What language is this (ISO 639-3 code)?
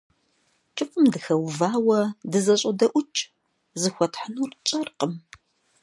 kbd